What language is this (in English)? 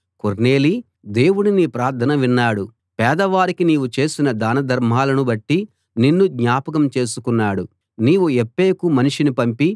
Telugu